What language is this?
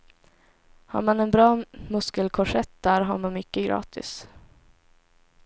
Swedish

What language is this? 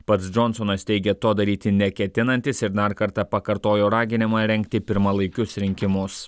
Lithuanian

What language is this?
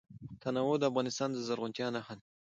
Pashto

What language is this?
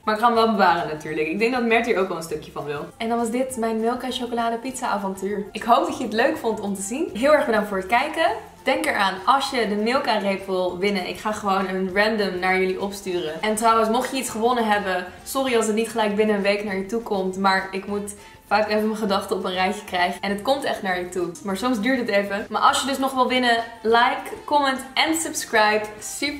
Dutch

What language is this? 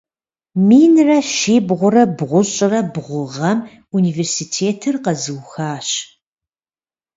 Kabardian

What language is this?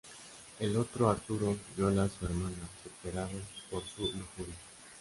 Spanish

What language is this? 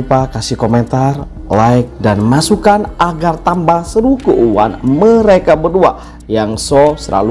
Indonesian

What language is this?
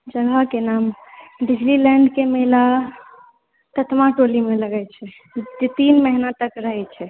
Maithili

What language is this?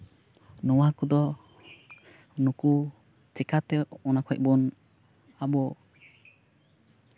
Santali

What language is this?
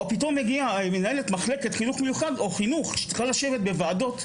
Hebrew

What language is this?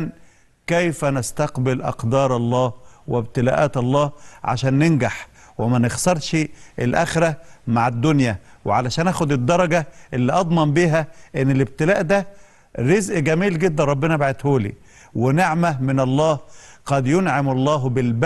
Arabic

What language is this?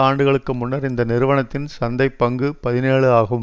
Tamil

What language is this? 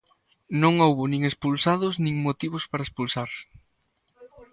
Galician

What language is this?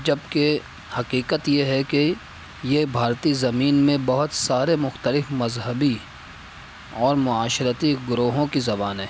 Urdu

